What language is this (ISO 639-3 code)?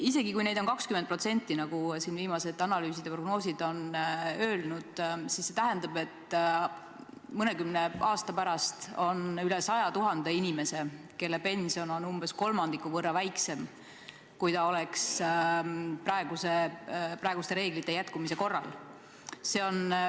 est